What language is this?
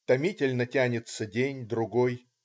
Russian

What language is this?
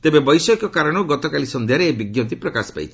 Odia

